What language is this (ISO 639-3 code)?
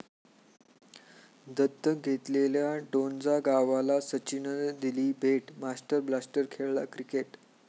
mar